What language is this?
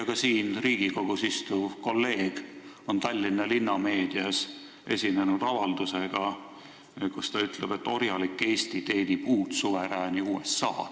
Estonian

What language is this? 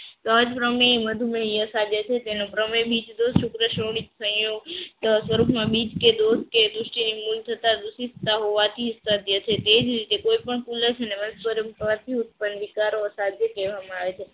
Gujarati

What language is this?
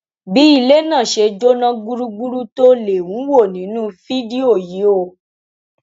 Yoruba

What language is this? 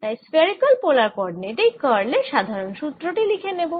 Bangla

